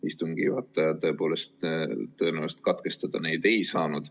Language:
Estonian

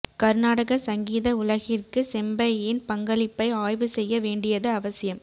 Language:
Tamil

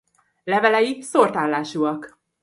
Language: Hungarian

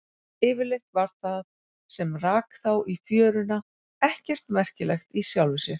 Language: Icelandic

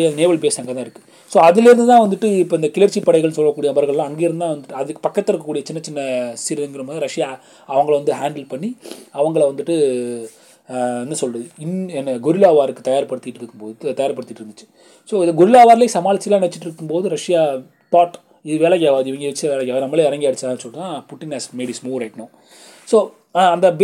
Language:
Tamil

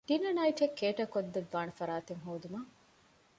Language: Divehi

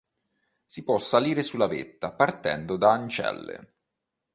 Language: Italian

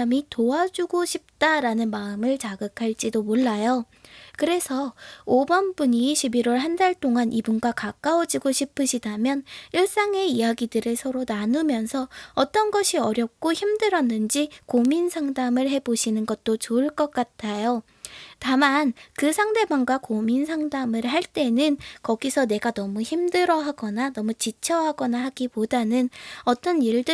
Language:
Korean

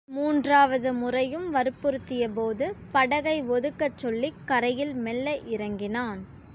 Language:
Tamil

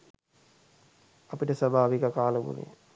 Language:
Sinhala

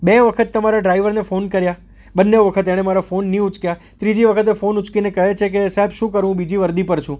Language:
Gujarati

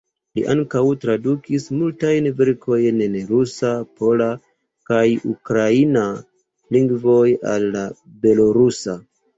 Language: Esperanto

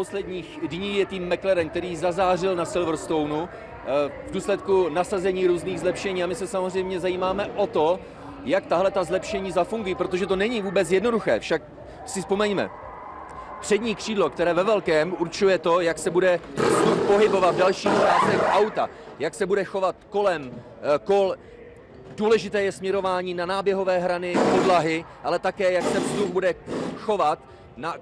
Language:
Czech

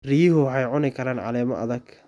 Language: Somali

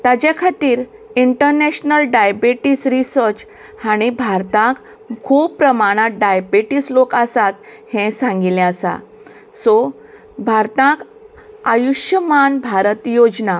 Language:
Konkani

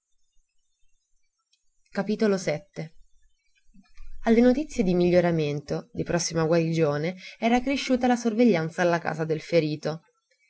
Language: Italian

